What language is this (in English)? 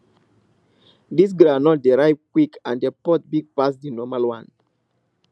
Nigerian Pidgin